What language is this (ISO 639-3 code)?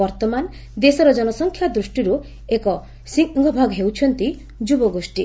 ori